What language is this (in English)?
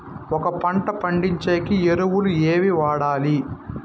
Telugu